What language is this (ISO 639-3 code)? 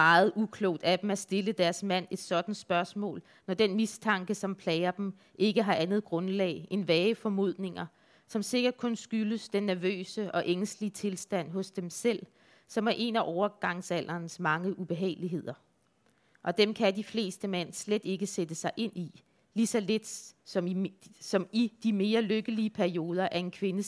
dan